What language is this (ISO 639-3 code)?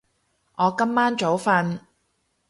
yue